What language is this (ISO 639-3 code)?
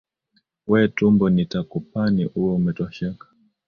swa